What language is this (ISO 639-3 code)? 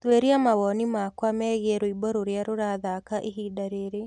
kik